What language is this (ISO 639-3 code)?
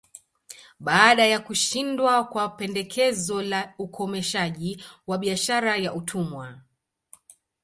swa